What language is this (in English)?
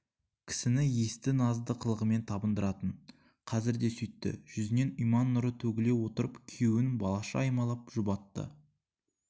Kazakh